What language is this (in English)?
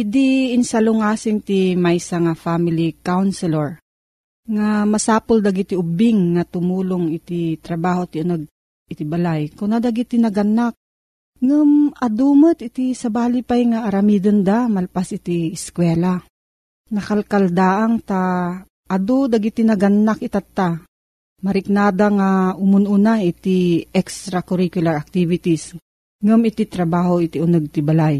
Filipino